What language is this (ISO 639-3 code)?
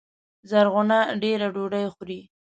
pus